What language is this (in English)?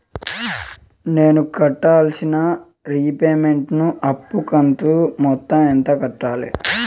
Telugu